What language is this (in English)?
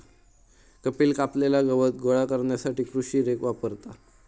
Marathi